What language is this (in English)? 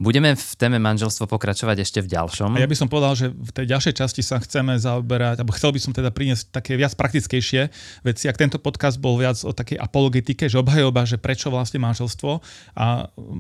Slovak